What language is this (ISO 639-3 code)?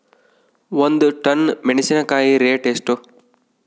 kan